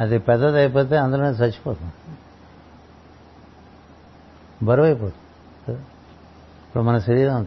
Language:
Telugu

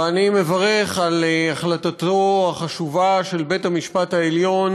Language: Hebrew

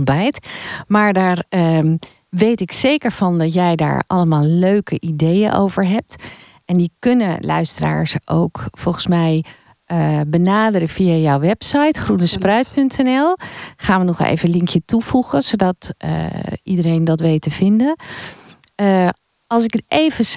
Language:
Dutch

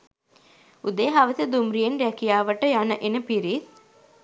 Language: Sinhala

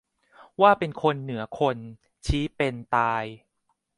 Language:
Thai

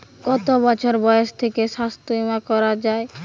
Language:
Bangla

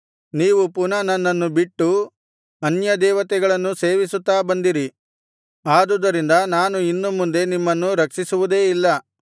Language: Kannada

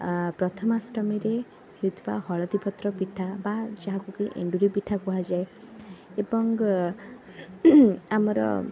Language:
Odia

